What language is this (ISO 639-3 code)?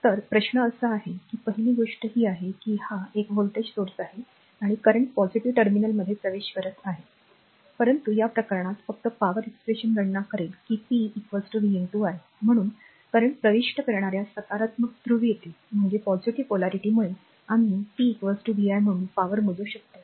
mar